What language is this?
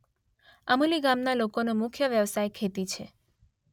Gujarati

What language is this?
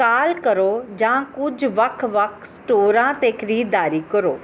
Punjabi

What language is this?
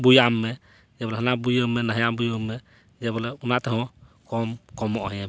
Santali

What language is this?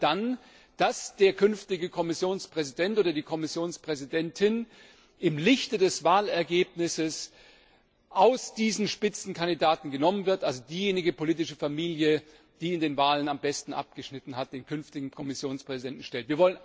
German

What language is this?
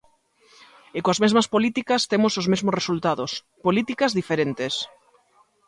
Galician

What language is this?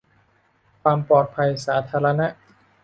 Thai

